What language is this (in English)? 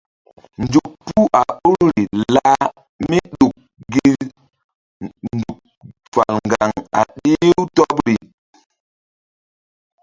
Mbum